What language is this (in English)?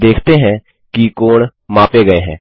Hindi